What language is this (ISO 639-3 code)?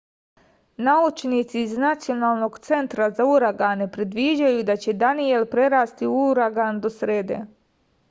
srp